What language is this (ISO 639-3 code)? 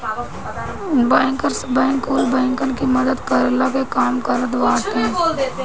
bho